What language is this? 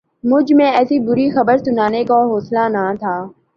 Urdu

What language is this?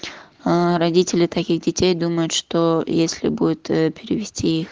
Russian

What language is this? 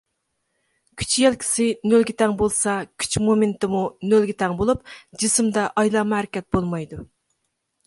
Uyghur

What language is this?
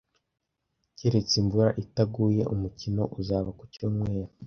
Kinyarwanda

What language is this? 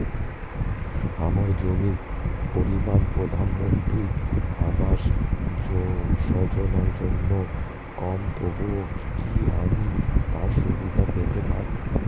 Bangla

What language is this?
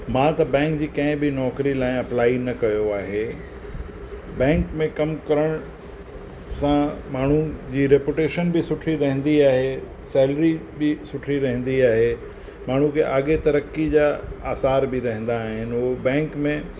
Sindhi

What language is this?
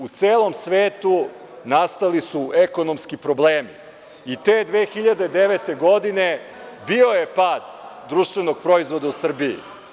Serbian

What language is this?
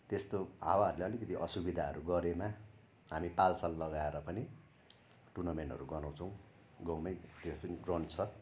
Nepali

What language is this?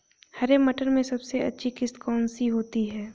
Hindi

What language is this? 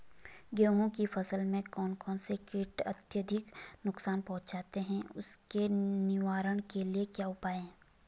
Hindi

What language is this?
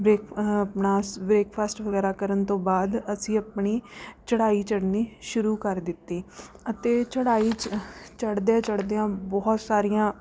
Punjabi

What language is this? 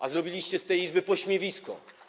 Polish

